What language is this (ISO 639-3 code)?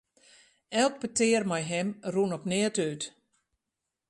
fry